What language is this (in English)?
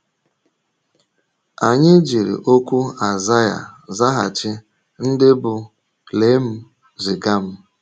Igbo